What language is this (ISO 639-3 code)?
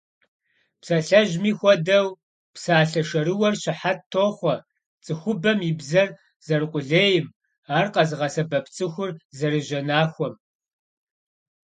kbd